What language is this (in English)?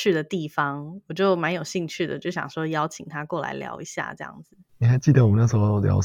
Chinese